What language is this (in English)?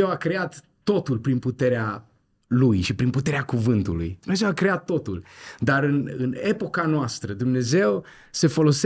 Romanian